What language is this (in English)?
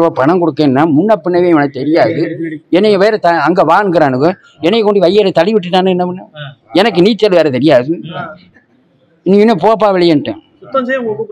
Tamil